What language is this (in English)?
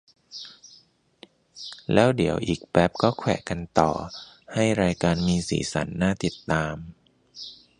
Thai